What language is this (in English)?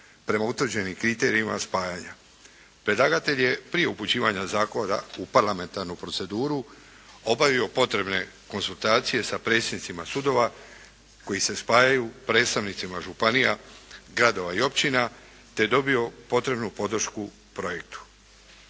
Croatian